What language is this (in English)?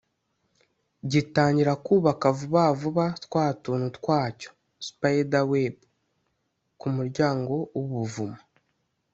Kinyarwanda